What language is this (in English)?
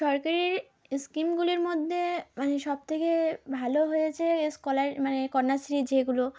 Bangla